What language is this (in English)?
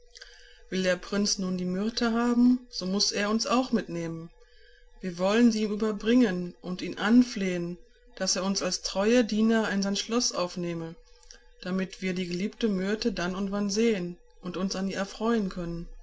German